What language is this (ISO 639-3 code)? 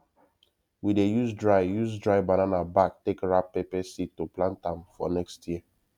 pcm